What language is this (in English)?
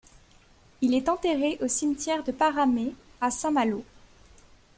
French